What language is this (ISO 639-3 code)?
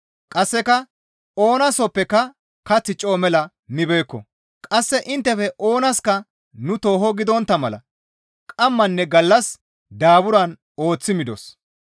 gmv